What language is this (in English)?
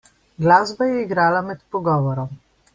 Slovenian